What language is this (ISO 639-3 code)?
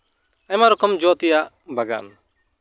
sat